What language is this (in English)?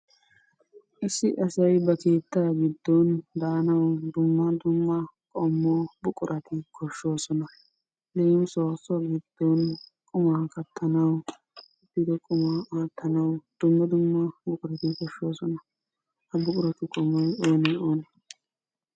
Wolaytta